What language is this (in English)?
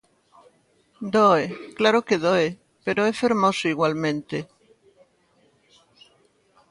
Galician